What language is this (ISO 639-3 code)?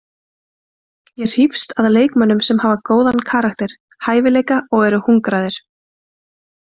isl